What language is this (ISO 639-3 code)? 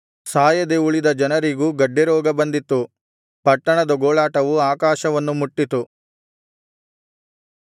kan